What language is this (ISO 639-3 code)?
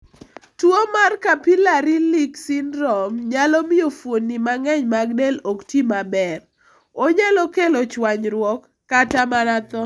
luo